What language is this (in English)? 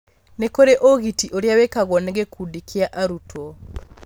Kikuyu